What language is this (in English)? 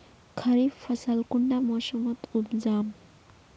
Magahi